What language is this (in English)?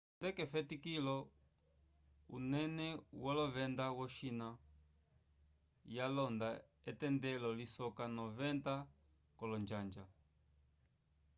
Umbundu